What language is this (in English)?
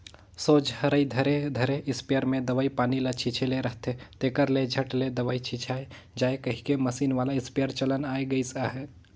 Chhattisgarhi